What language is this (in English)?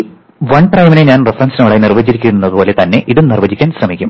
Malayalam